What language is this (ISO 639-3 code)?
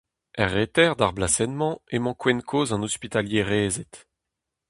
bre